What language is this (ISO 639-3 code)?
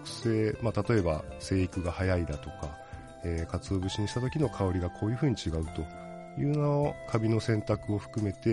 jpn